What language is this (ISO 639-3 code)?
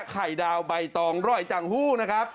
tha